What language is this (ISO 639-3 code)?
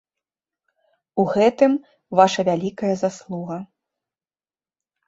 bel